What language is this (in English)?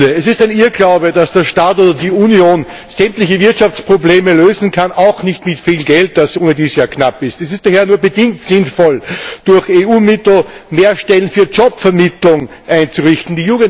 German